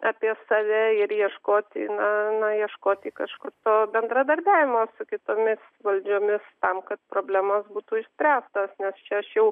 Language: Lithuanian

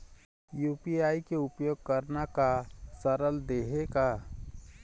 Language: Chhattisgarhi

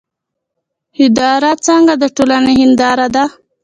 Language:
Pashto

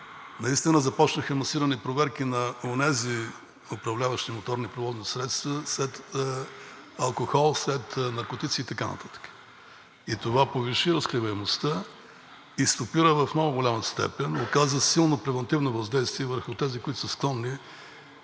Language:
Bulgarian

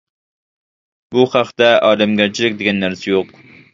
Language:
Uyghur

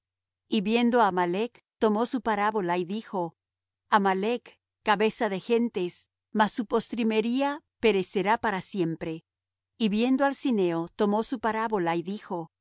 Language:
Spanish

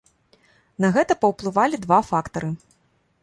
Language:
Belarusian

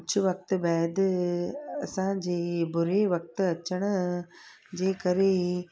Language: Sindhi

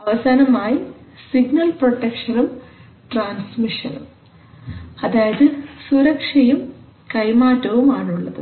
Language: Malayalam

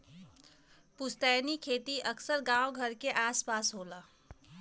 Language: Bhojpuri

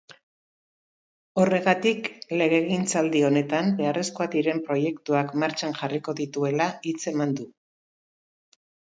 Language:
Basque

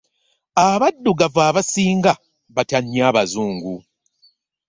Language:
Ganda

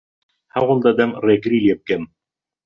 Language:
Central Kurdish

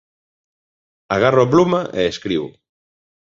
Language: Galician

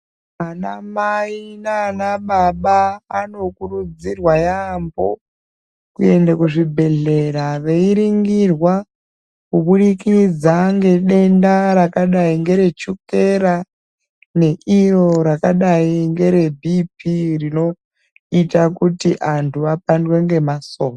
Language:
Ndau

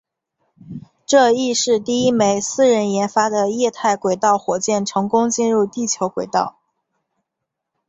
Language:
Chinese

